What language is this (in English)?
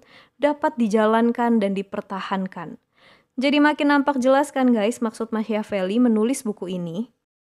Indonesian